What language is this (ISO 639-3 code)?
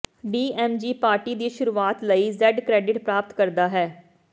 pan